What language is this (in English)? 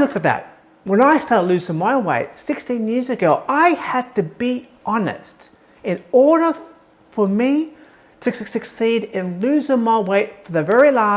English